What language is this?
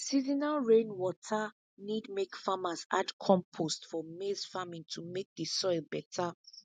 Nigerian Pidgin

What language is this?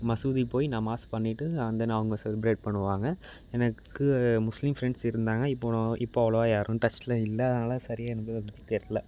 Tamil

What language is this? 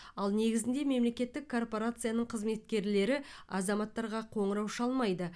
Kazakh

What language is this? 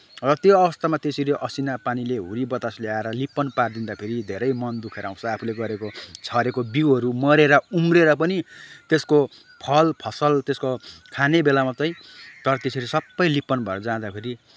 Nepali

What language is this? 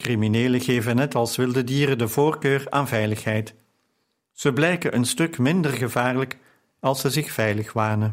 Dutch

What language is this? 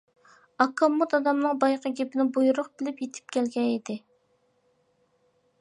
Uyghur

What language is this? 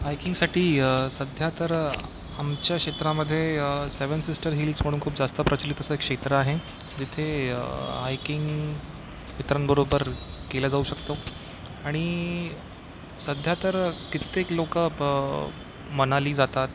Marathi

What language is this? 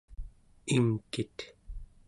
Central Yupik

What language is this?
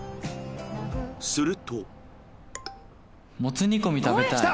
Japanese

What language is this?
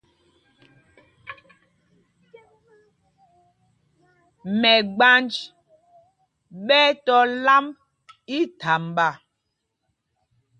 Mpumpong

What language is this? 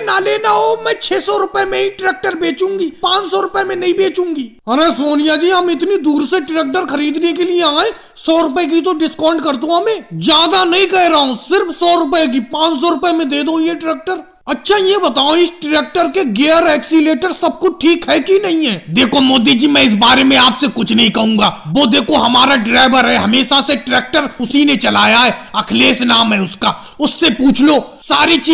Hindi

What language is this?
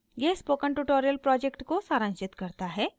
Hindi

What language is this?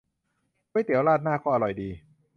Thai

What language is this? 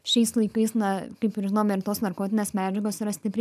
Lithuanian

